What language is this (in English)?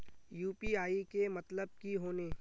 Magahi